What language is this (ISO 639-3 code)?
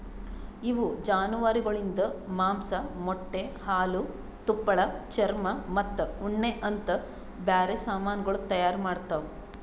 kan